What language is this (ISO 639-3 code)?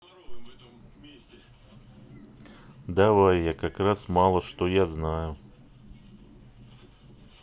rus